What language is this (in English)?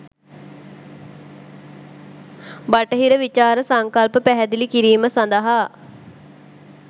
Sinhala